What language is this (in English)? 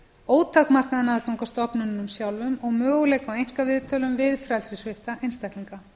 Icelandic